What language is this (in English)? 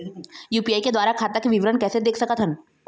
Chhattisgarhi